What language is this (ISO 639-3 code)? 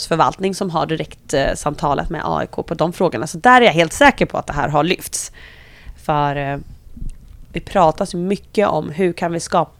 swe